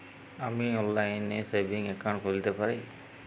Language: Bangla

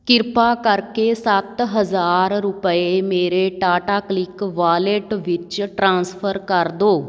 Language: Punjabi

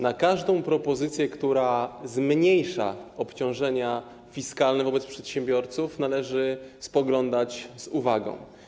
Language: Polish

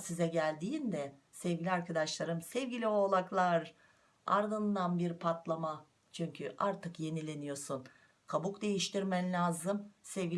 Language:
Turkish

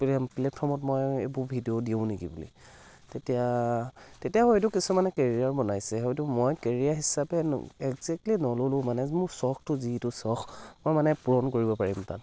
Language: Assamese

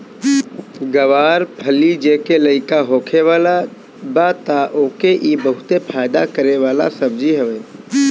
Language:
Bhojpuri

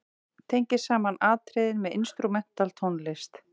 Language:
Icelandic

